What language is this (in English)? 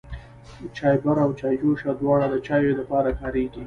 Pashto